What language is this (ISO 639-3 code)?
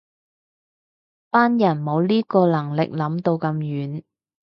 yue